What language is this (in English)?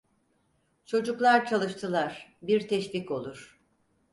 Turkish